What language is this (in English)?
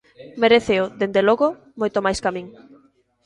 Galician